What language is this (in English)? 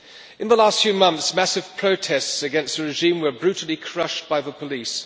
English